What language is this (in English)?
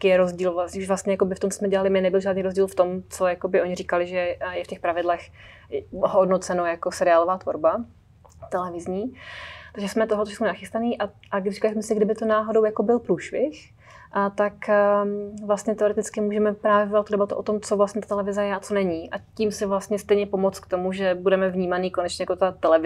Czech